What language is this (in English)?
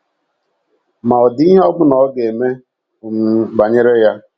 Igbo